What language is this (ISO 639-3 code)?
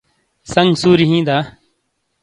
scl